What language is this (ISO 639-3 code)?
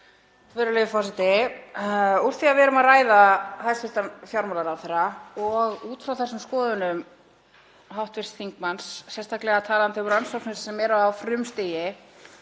isl